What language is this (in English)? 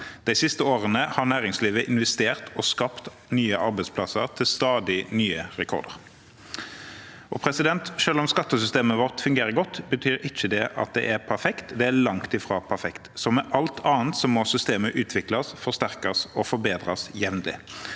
Norwegian